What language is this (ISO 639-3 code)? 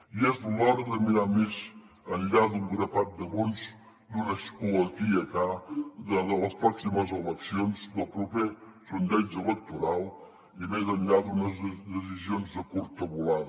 cat